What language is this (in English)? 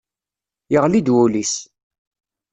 Kabyle